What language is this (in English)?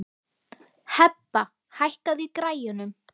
Icelandic